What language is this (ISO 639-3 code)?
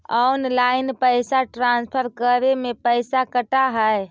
mag